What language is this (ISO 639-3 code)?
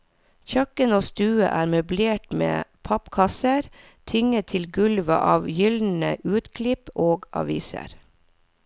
nor